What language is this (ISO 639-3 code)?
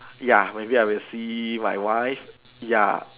eng